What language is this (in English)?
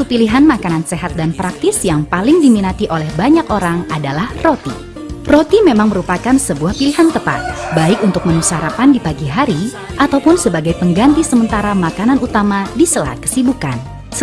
Indonesian